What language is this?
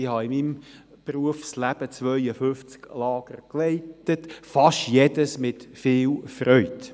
Swiss German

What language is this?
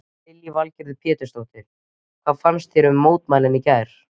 Icelandic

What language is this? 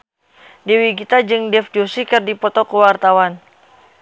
Sundanese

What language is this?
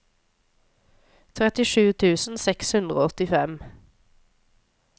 Norwegian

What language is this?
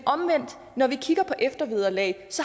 Danish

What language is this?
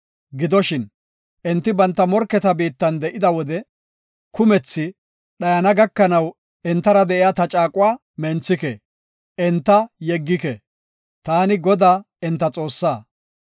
Gofa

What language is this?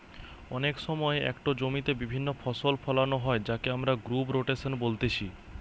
Bangla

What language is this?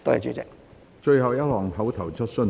Cantonese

